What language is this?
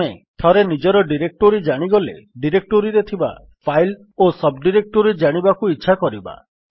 Odia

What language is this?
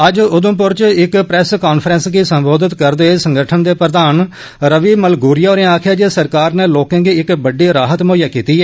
Dogri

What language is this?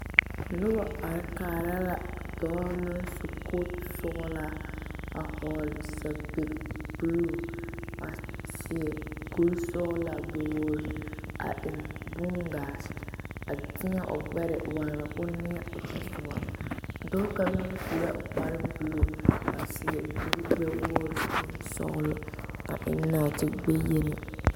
Southern Dagaare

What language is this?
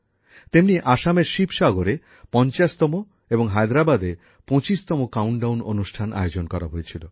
Bangla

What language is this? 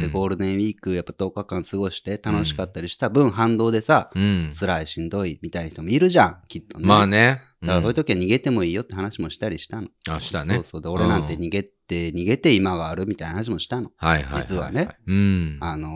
Japanese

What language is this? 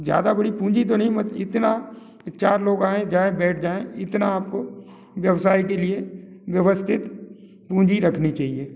Hindi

